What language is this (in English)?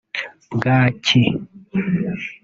Kinyarwanda